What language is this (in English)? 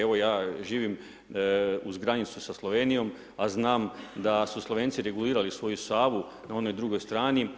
Croatian